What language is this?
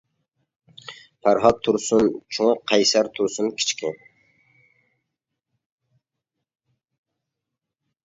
Uyghur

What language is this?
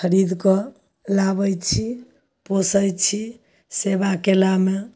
Maithili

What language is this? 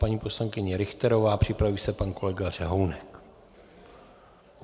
Czech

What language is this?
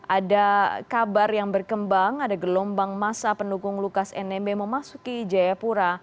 Indonesian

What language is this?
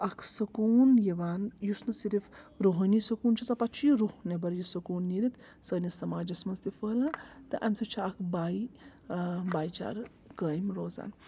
Kashmiri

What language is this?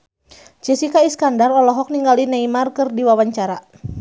Sundanese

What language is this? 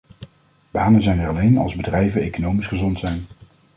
Dutch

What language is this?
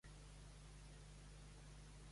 Catalan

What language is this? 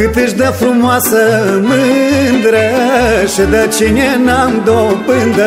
Romanian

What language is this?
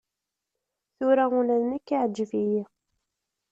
Kabyle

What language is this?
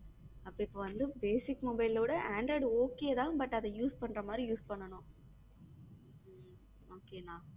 Tamil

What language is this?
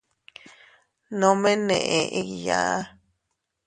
Teutila Cuicatec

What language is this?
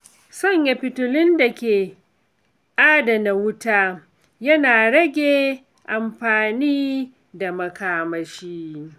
Hausa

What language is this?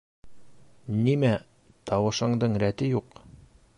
Bashkir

